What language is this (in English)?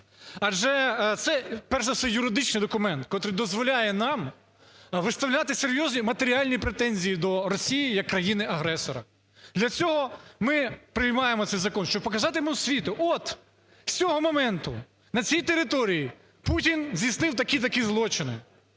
Ukrainian